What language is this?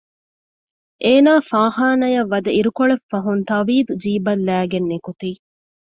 Divehi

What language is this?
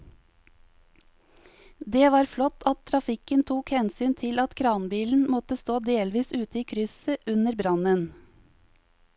Norwegian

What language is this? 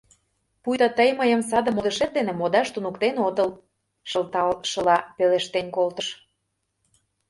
Mari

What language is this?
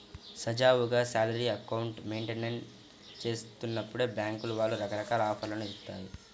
Telugu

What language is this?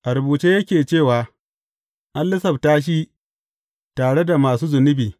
Hausa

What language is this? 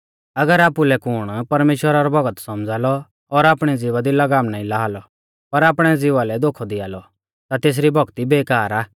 Mahasu Pahari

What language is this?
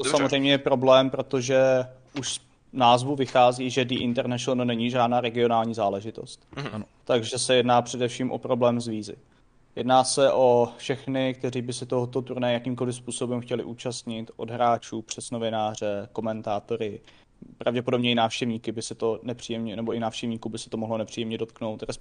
Czech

